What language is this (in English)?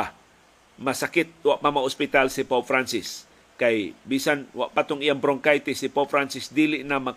Filipino